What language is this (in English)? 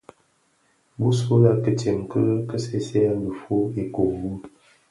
Bafia